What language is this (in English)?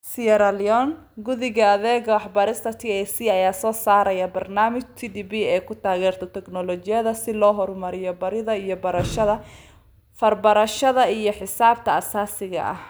Somali